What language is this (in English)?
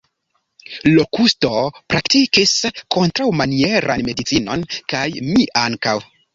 Esperanto